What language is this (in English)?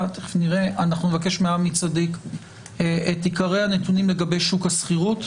Hebrew